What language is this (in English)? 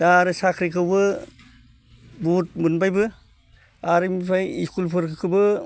Bodo